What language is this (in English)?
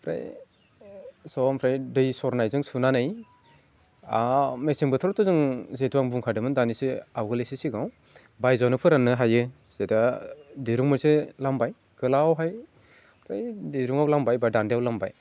Bodo